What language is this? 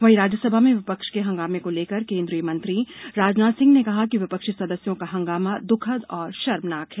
Hindi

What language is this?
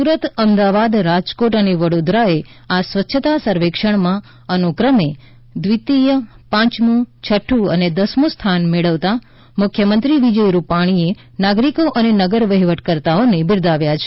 Gujarati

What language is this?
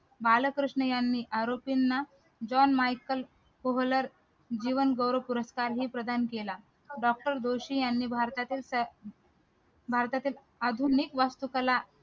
Marathi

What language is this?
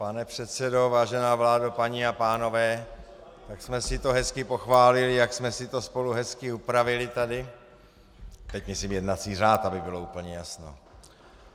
Czech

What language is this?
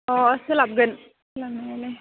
Bodo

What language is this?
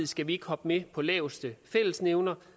Danish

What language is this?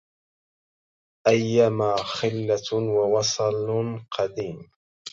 Arabic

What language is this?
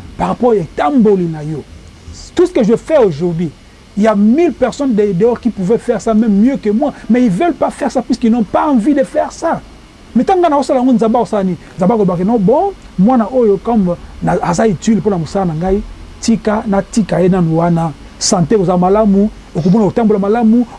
French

